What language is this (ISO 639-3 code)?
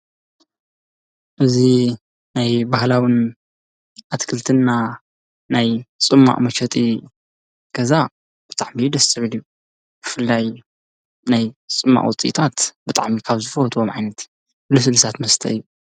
tir